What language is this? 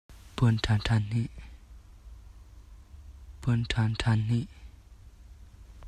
Hakha Chin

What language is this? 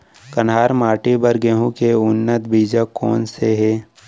Chhattisgarhi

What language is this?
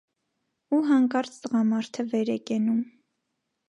Armenian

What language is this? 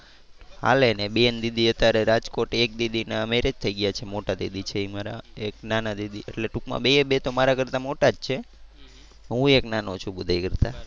Gujarati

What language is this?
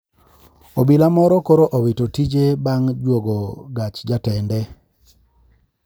Luo (Kenya and Tanzania)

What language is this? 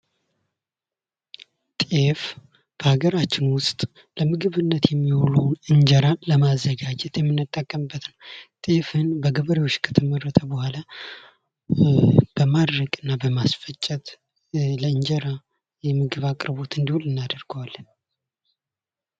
Amharic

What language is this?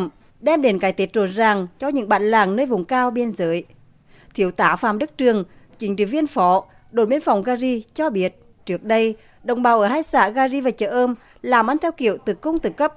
Vietnamese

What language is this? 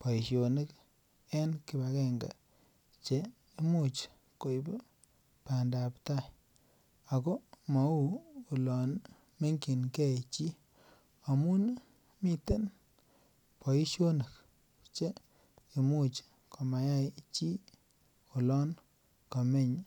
Kalenjin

